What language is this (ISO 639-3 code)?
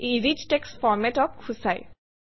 asm